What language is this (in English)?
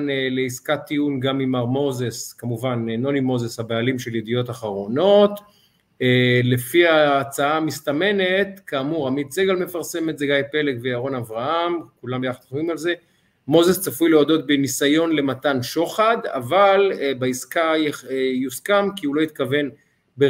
Hebrew